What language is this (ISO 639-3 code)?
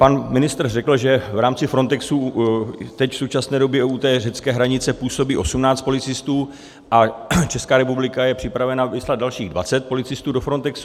ces